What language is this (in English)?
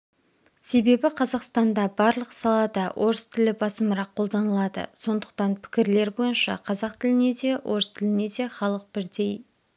Kazakh